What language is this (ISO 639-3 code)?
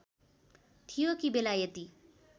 nep